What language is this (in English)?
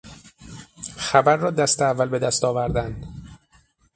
Persian